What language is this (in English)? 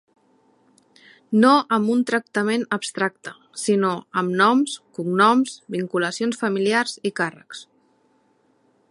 Catalan